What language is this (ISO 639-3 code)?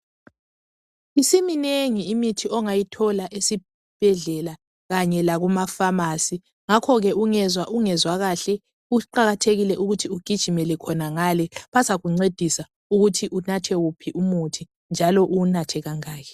nde